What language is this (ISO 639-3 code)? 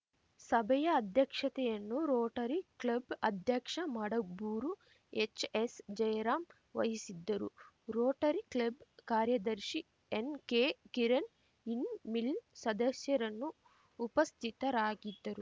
kan